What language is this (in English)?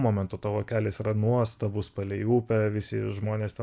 Lithuanian